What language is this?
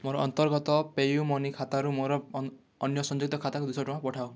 Odia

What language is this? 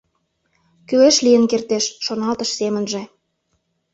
Mari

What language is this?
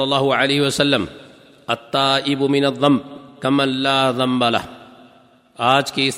Urdu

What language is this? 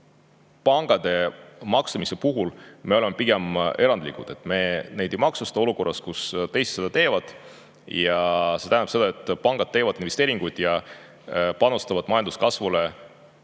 Estonian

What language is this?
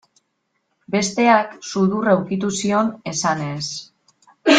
Basque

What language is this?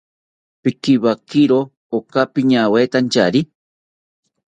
South Ucayali Ashéninka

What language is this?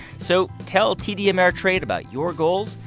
English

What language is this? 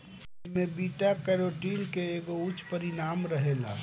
Bhojpuri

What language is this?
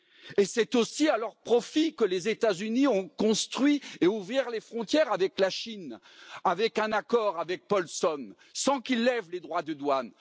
French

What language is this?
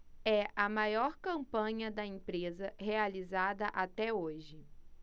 Portuguese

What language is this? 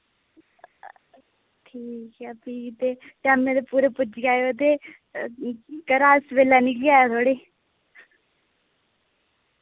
Dogri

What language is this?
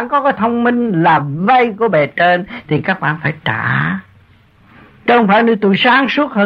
Vietnamese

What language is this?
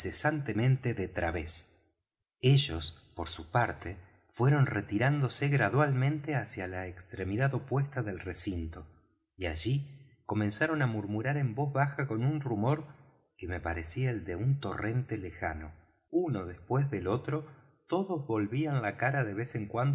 Spanish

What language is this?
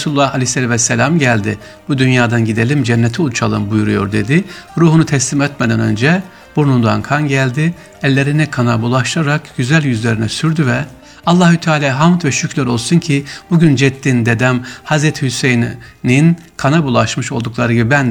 Turkish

